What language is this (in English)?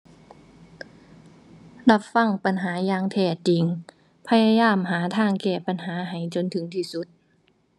Thai